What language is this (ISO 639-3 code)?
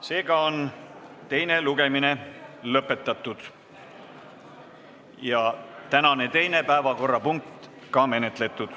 est